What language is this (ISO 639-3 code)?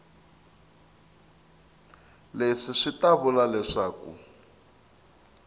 tso